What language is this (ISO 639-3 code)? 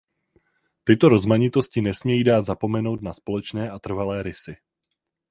ces